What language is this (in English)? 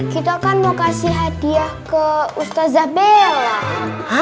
Indonesian